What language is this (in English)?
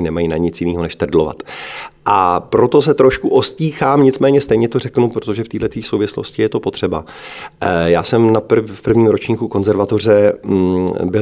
Czech